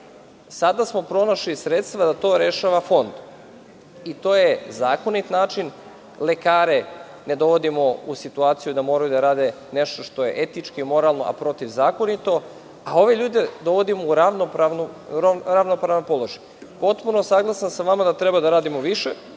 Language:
Serbian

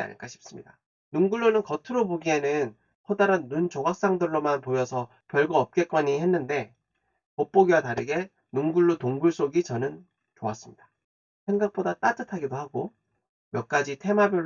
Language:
Korean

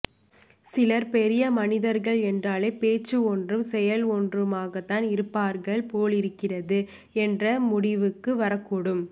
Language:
Tamil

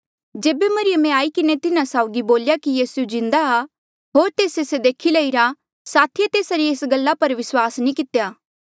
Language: Mandeali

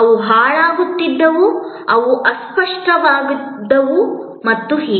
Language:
Kannada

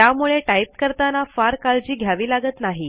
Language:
Marathi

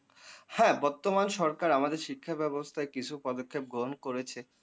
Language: Bangla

